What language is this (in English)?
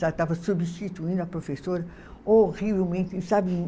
Portuguese